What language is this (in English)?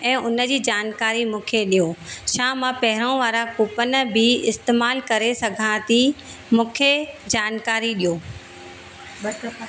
Sindhi